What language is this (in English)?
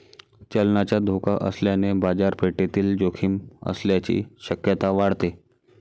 Marathi